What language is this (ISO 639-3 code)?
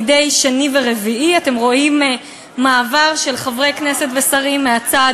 heb